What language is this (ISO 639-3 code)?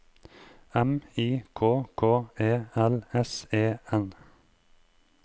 nor